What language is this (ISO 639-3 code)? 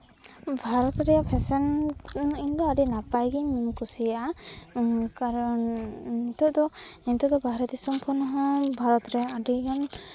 sat